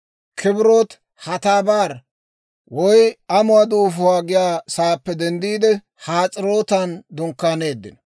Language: Dawro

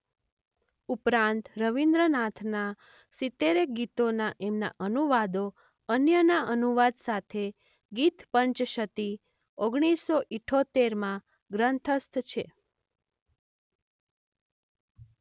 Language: Gujarati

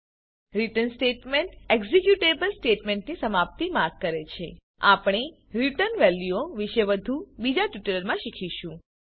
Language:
Gujarati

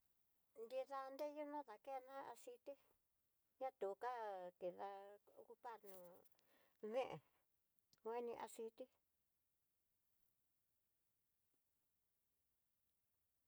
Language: Tidaá Mixtec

